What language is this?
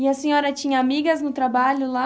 Portuguese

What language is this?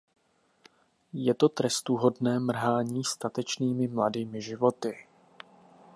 Czech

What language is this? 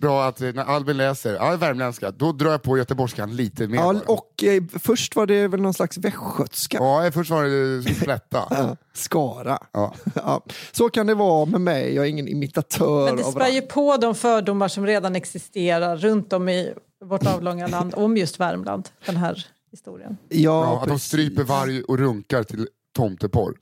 Swedish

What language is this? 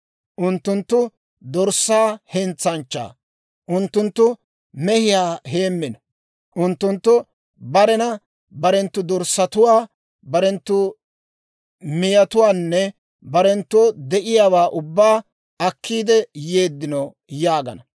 Dawro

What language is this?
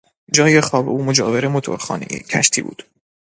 Persian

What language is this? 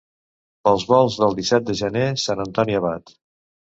Catalan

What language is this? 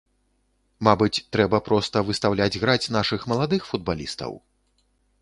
Belarusian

